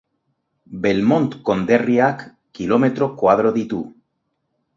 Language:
Basque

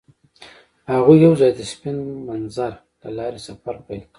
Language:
Pashto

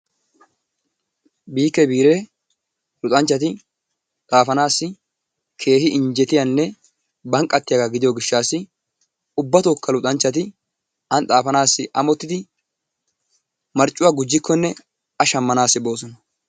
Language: Wolaytta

